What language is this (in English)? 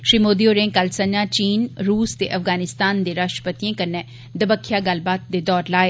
Dogri